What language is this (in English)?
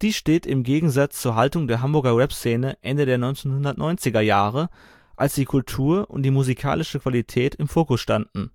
German